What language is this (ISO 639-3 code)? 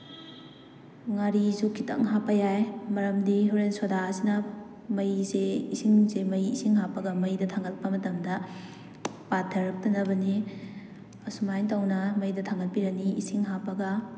mni